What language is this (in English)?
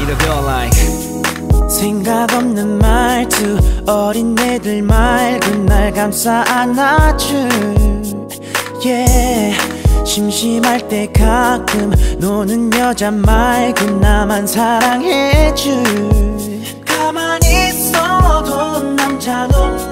Thai